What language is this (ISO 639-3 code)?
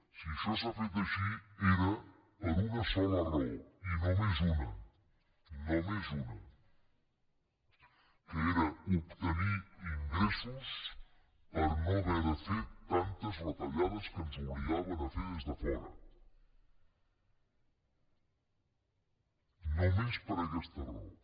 cat